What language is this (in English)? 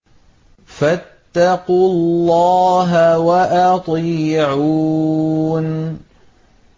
Arabic